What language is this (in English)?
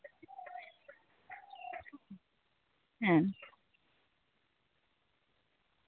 Santali